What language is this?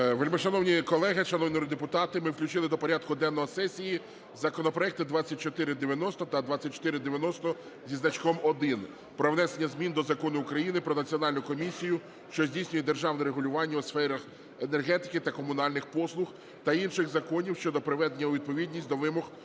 Ukrainian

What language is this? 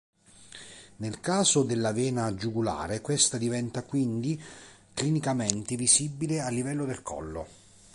Italian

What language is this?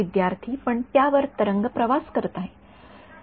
Marathi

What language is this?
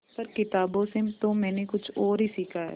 Hindi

